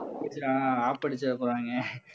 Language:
Tamil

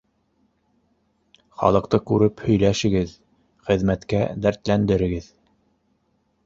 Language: Bashkir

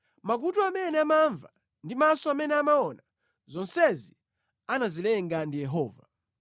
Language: Nyanja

